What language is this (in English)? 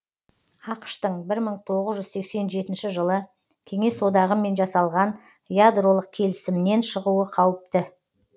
Kazakh